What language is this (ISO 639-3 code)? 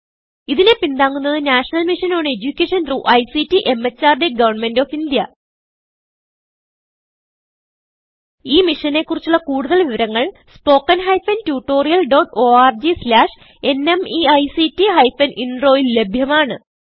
mal